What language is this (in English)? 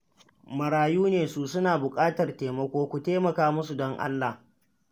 Hausa